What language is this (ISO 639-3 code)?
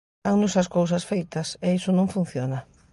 glg